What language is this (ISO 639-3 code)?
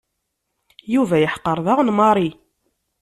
kab